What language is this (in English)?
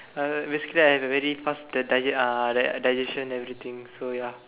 English